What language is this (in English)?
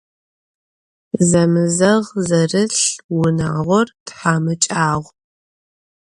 Adyghe